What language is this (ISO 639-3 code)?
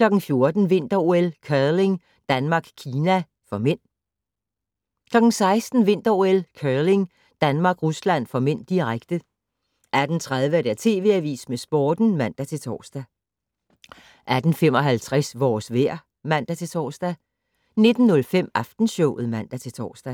dan